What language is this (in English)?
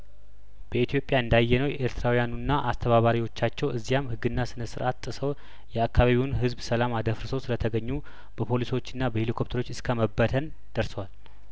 Amharic